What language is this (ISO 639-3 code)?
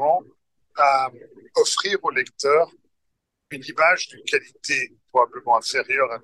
fra